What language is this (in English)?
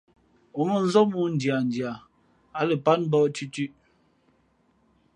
Fe'fe'